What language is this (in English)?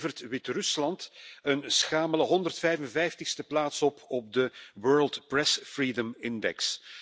Dutch